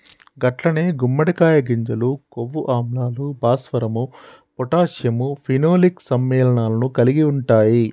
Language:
Telugu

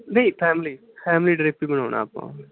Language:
Punjabi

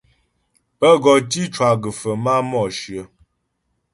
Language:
Ghomala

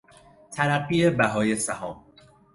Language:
Persian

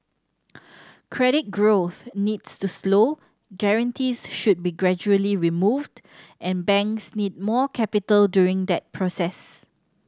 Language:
English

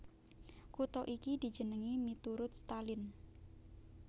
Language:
Javanese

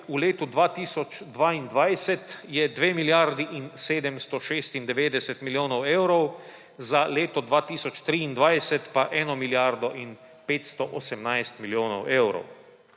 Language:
Slovenian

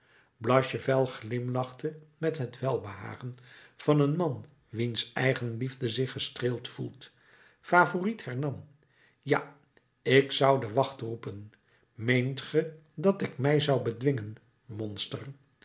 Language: Dutch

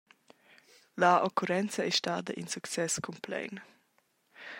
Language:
Romansh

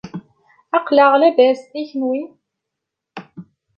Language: Kabyle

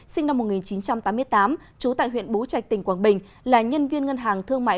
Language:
Vietnamese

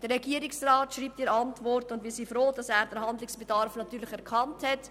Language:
Swiss German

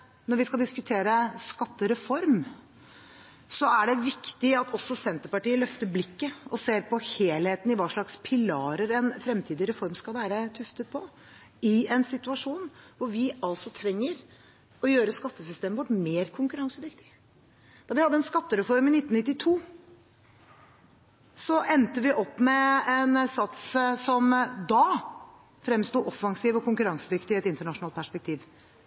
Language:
Norwegian Bokmål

